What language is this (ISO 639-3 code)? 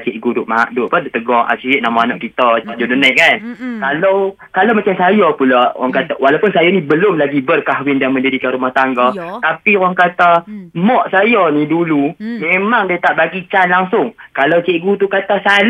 msa